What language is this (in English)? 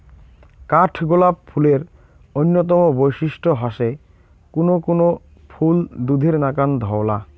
Bangla